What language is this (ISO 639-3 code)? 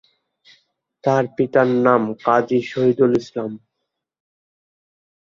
ben